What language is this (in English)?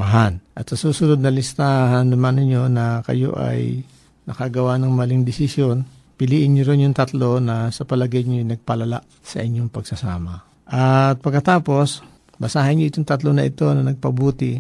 Filipino